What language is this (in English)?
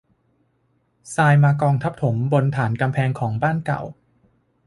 Thai